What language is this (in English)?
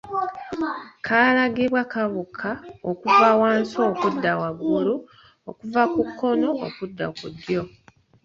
Ganda